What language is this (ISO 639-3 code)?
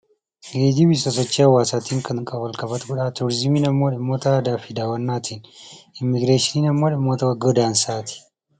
orm